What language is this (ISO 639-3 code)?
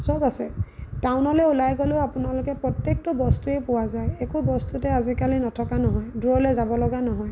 asm